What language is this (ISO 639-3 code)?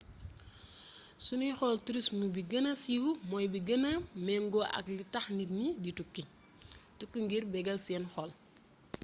wol